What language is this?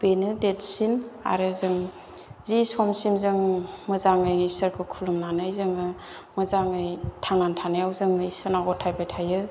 Bodo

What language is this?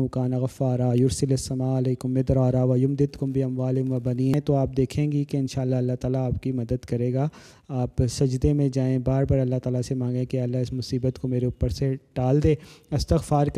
Urdu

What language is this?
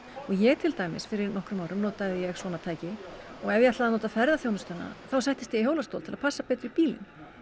Icelandic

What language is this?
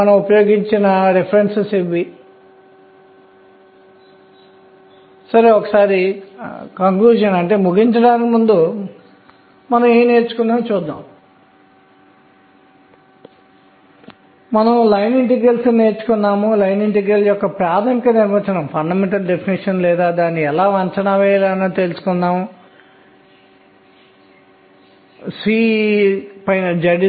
Telugu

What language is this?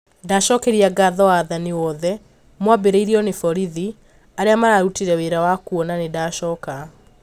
Kikuyu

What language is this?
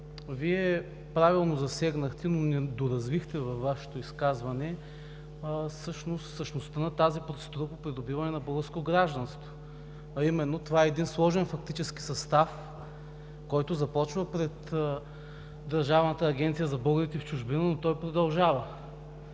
Bulgarian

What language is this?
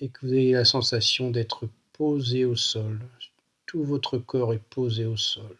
French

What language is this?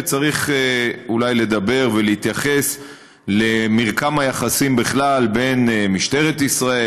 Hebrew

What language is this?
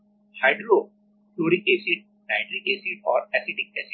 Hindi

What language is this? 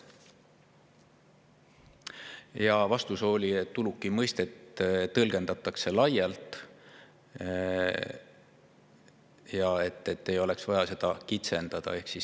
Estonian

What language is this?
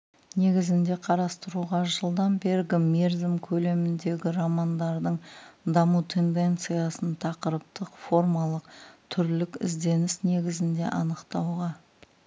Kazakh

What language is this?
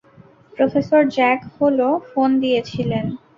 Bangla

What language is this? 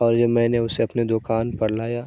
Urdu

